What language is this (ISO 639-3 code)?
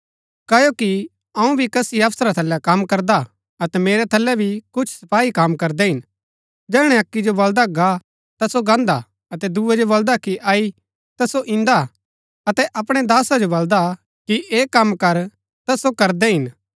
gbk